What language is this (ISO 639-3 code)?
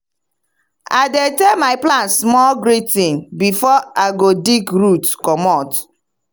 pcm